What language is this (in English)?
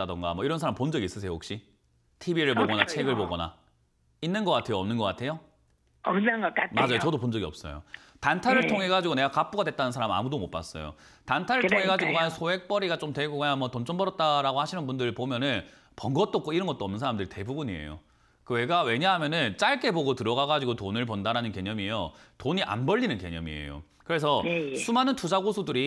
Korean